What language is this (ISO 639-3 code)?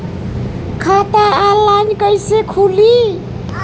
bho